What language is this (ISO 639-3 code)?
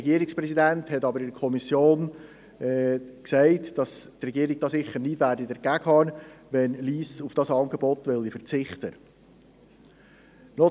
gsw